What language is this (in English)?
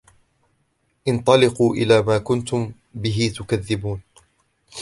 Arabic